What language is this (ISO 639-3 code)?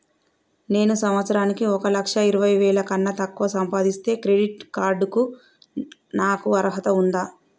tel